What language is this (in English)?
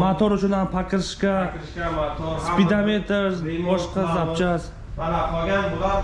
Turkish